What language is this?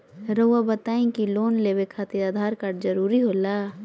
Magahi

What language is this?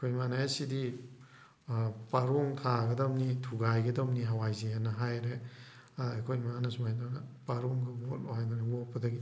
Manipuri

